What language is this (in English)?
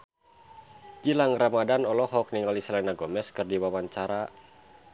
Sundanese